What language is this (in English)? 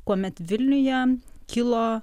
Lithuanian